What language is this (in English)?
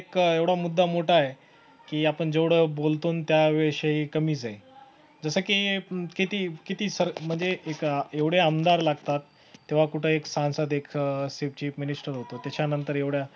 Marathi